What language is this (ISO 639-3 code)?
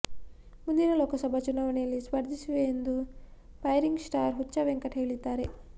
kan